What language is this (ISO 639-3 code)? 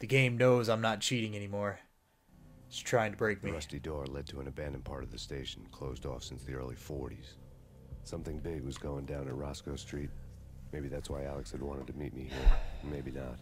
eng